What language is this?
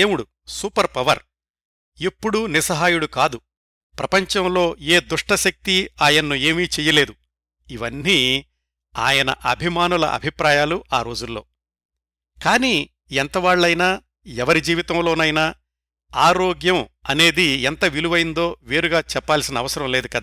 Telugu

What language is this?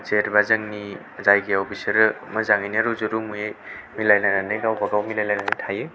Bodo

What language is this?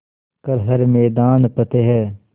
Hindi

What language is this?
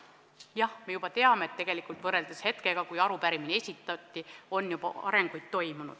Estonian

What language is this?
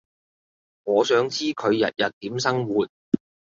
Cantonese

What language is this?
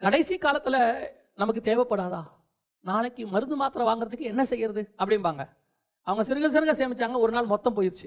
Tamil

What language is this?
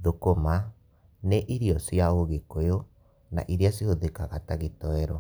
Kikuyu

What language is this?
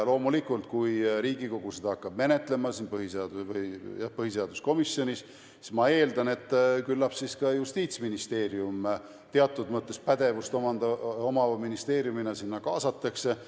Estonian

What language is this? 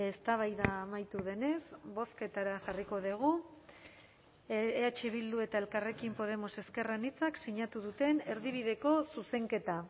Basque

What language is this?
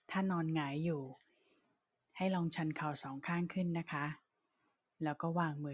Thai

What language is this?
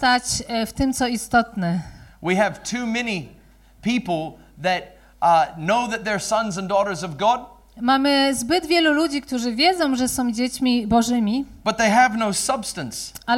Polish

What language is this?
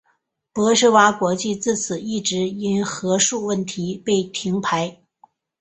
Chinese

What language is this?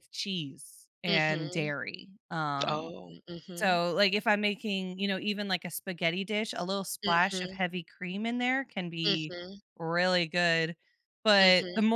English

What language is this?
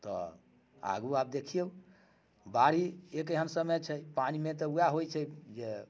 Maithili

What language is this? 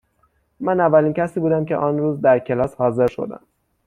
Persian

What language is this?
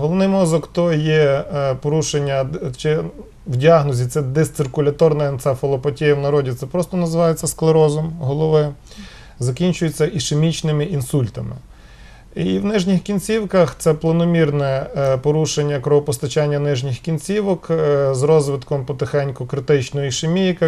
Ukrainian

